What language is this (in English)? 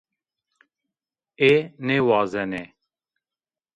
Zaza